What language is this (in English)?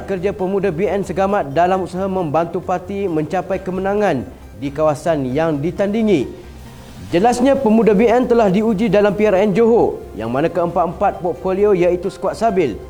Malay